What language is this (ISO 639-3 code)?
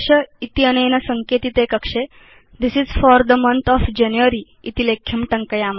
san